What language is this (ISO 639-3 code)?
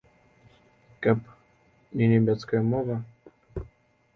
bel